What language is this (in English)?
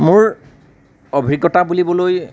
Assamese